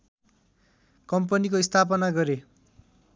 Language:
Nepali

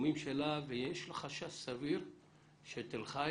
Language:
Hebrew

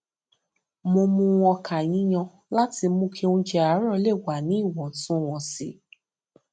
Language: Yoruba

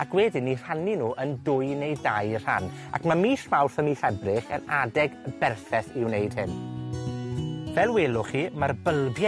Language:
Welsh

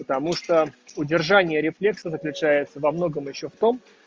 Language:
Russian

